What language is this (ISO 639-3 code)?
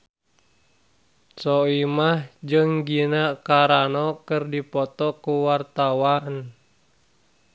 sun